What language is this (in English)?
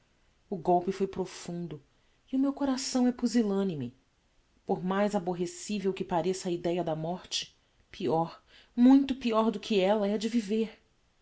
Portuguese